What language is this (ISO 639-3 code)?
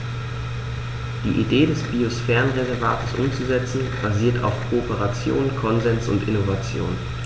deu